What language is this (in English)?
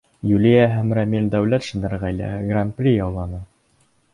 Bashkir